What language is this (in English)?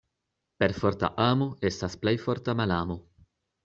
Esperanto